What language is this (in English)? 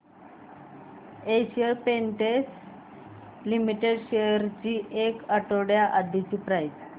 Marathi